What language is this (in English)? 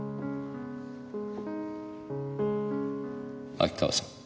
Japanese